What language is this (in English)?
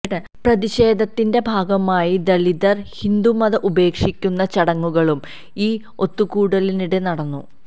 Malayalam